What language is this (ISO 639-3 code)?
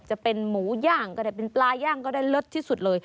tha